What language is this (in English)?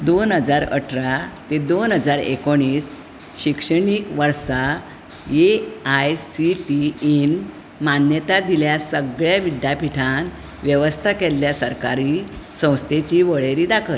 Konkani